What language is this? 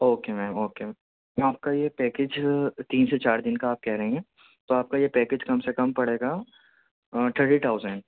Urdu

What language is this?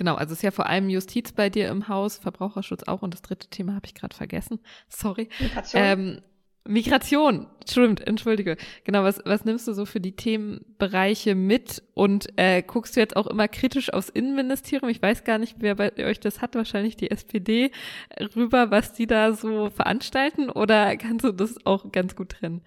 German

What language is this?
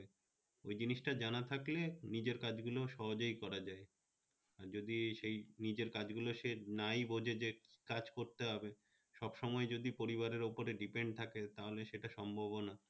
Bangla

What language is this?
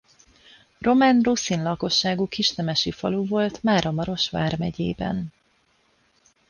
Hungarian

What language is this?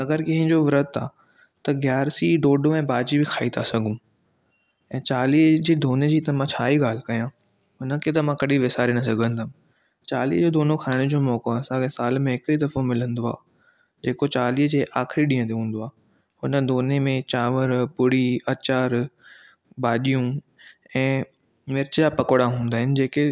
Sindhi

